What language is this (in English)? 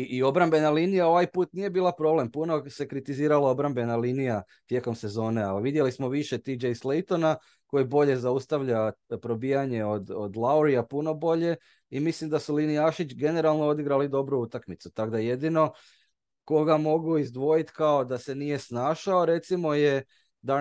Croatian